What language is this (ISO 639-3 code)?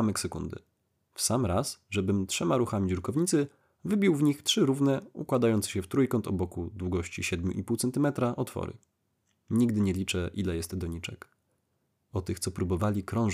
pol